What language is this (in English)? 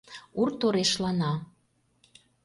Mari